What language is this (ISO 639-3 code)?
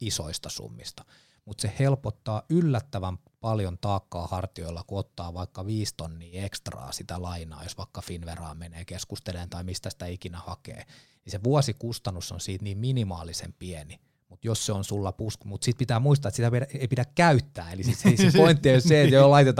fin